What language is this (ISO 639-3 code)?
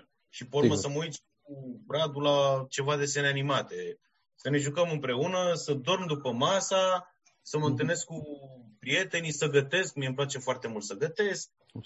ron